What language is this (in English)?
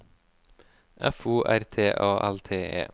Norwegian